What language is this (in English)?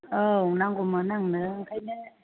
Bodo